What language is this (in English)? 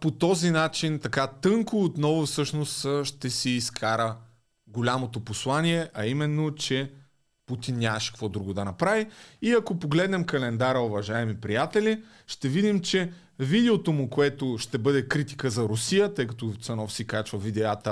Bulgarian